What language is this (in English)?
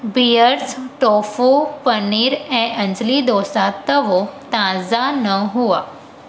Sindhi